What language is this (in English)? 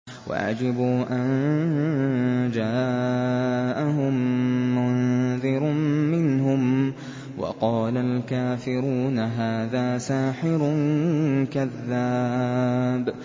Arabic